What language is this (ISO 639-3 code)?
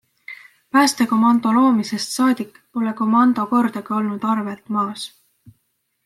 est